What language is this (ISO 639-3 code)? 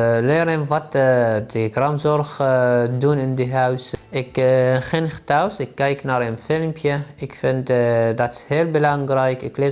nld